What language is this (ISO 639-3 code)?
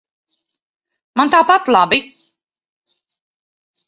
lav